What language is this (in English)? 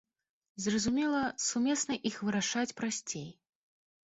Belarusian